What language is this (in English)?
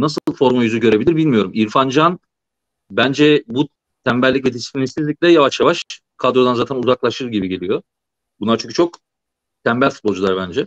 Turkish